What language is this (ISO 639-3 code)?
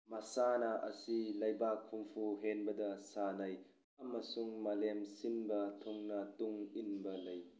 mni